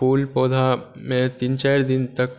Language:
Maithili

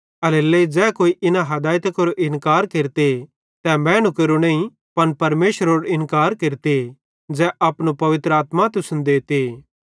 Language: Bhadrawahi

